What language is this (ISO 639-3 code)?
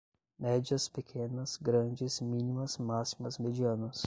por